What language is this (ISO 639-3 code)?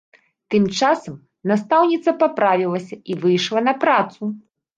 bel